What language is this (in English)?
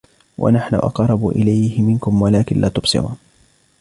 Arabic